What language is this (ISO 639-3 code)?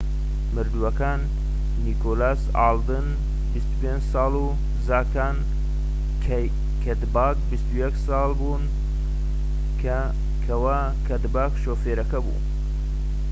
ckb